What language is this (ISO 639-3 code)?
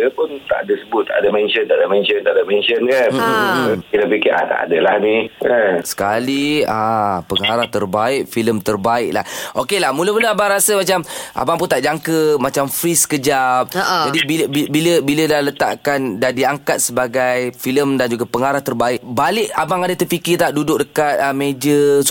msa